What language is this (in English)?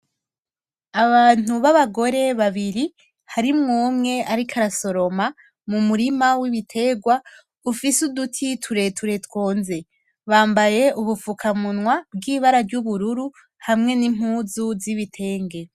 Rundi